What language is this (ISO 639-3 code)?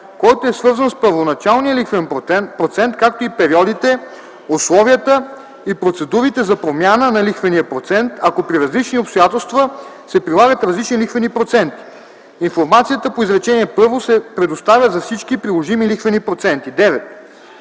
bul